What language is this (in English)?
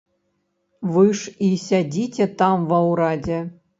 Belarusian